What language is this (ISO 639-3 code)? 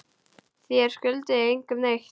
isl